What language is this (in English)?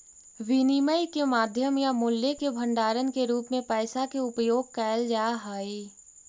Magahi